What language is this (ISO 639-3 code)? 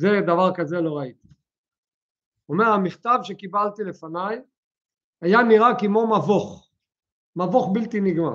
heb